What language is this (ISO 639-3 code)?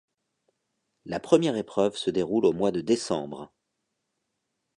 fra